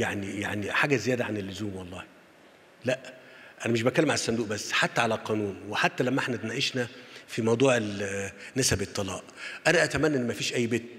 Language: Arabic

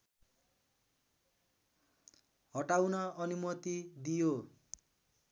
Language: Nepali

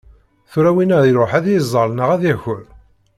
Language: Kabyle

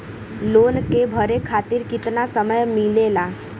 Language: Bhojpuri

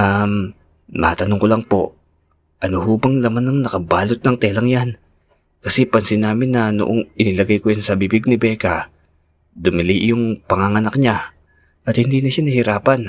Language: Filipino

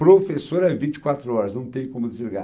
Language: Portuguese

